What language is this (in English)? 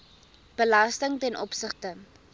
Afrikaans